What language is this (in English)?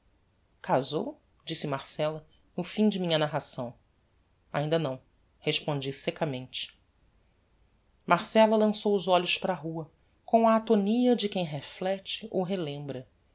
Portuguese